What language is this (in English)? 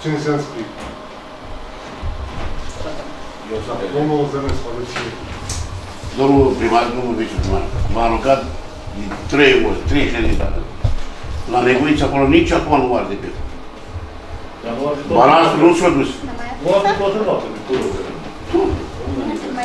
Romanian